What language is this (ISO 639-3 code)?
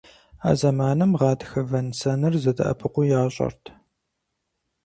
kbd